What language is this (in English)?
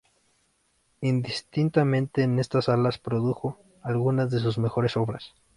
Spanish